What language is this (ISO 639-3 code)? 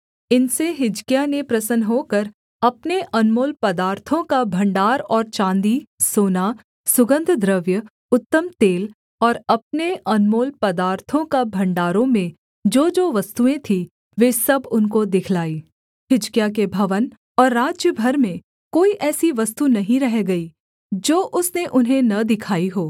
hin